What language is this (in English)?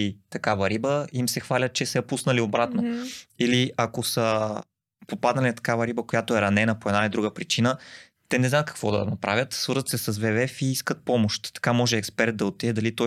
Bulgarian